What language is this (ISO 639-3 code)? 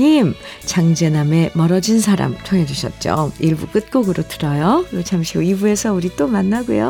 kor